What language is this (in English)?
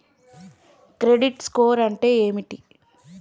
Telugu